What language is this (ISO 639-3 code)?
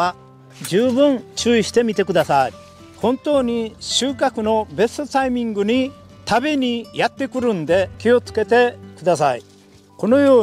jpn